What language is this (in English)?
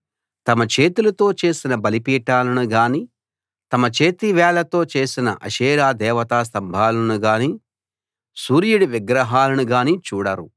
Telugu